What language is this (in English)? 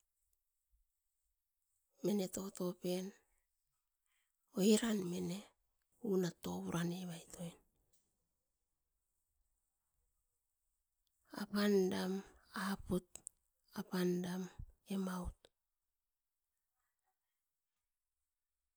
Askopan